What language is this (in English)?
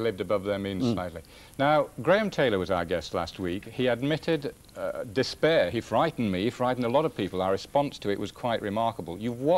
English